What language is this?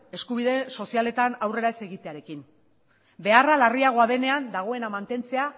Basque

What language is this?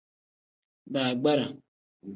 Tem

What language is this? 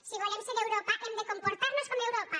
Catalan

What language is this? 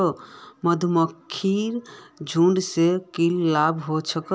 Magahi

